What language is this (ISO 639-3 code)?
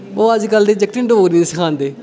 doi